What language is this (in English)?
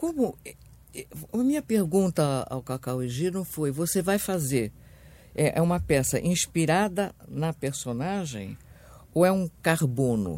Portuguese